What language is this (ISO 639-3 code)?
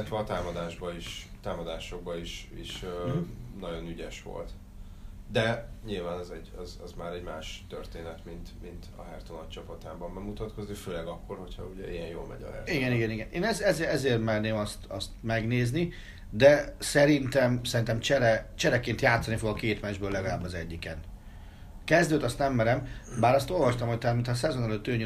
hun